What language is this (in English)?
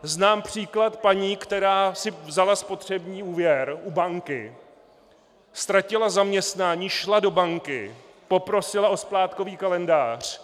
Czech